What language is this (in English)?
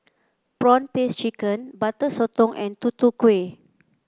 English